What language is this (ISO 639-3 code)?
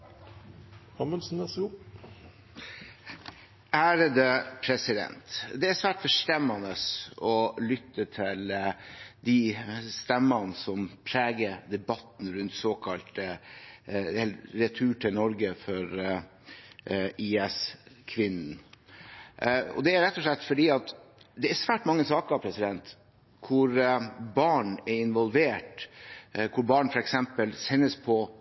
nob